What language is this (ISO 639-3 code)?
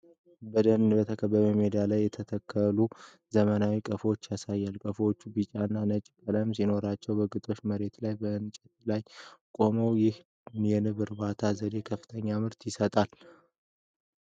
amh